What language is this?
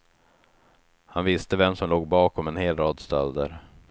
Swedish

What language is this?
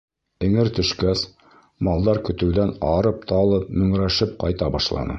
Bashkir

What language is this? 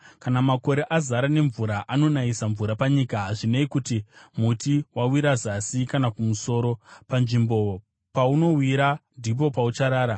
Shona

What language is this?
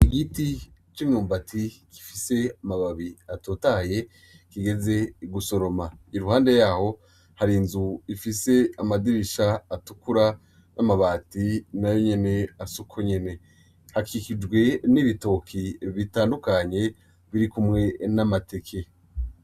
Rundi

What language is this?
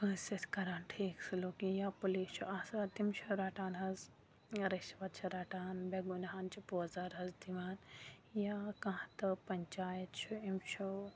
Kashmiri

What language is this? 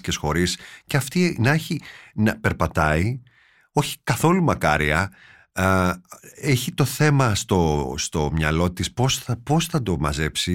Greek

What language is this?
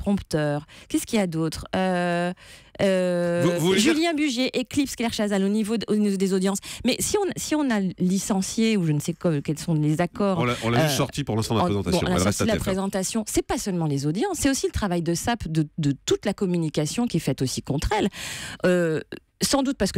French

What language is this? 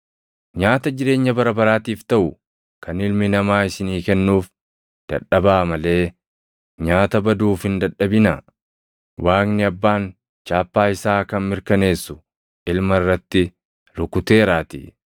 Oromo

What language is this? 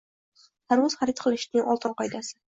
Uzbek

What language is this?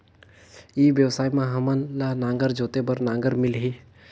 Chhattisgarhi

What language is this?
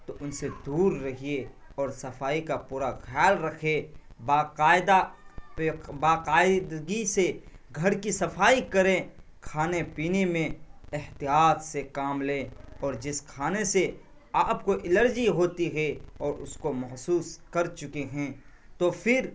Urdu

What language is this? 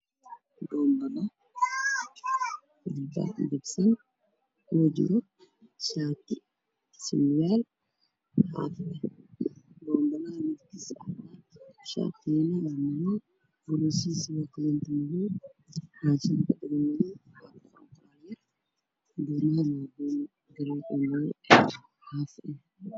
Somali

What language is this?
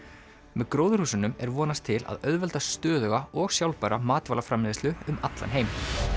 Icelandic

